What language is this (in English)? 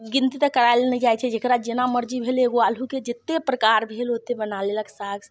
Maithili